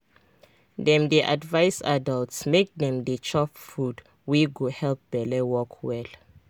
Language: Nigerian Pidgin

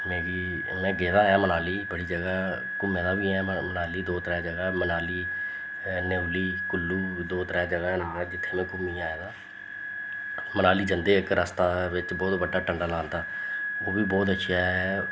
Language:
Dogri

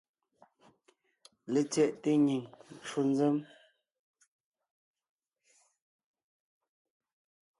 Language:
Ngiemboon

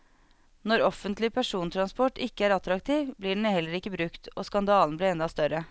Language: Norwegian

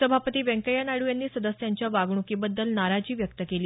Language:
Marathi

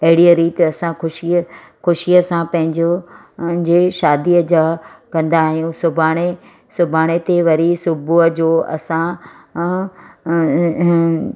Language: Sindhi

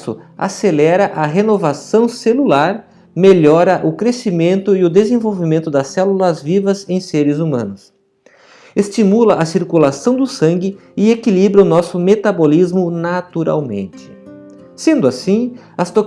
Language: Portuguese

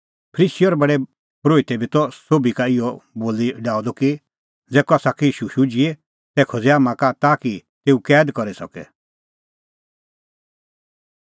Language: Kullu Pahari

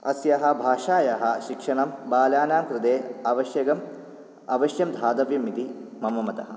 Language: Sanskrit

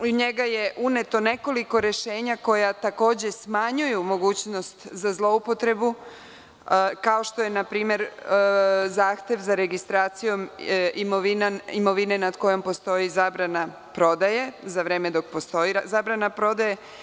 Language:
Serbian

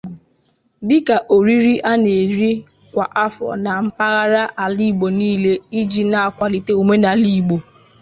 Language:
Igbo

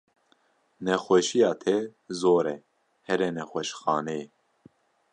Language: Kurdish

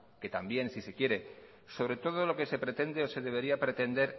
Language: Spanish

